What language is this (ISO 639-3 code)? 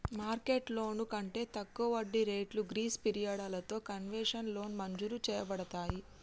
tel